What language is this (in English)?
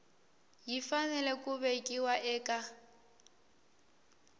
Tsonga